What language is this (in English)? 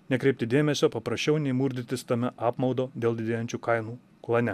Lithuanian